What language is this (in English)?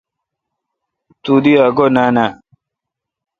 Kalkoti